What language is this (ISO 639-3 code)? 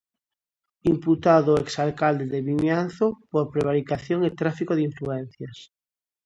glg